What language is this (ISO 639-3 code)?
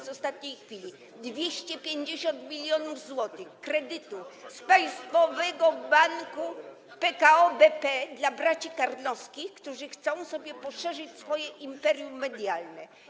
pol